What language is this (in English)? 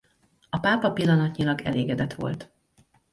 Hungarian